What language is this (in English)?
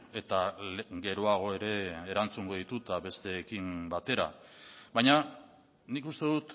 Basque